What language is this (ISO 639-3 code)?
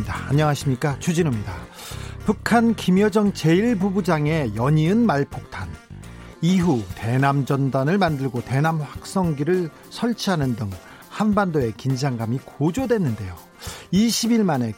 kor